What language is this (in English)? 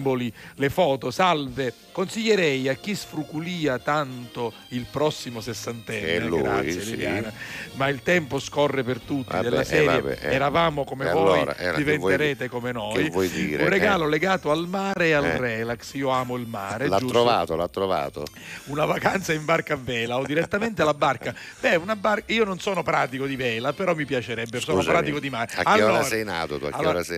Italian